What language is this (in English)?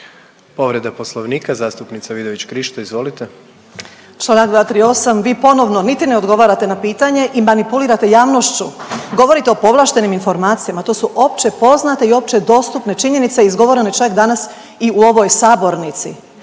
Croatian